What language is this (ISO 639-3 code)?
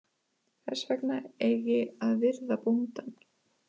isl